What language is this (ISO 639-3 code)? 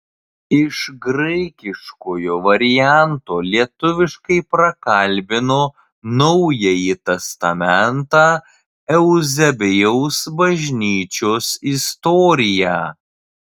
lit